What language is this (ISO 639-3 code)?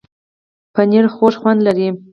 pus